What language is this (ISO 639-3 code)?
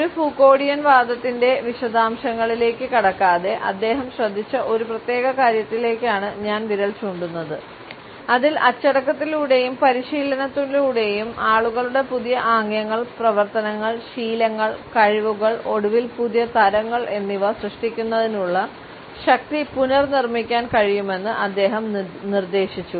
mal